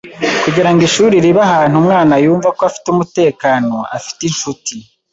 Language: Kinyarwanda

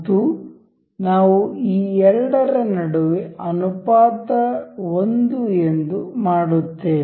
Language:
Kannada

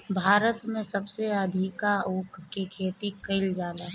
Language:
Bhojpuri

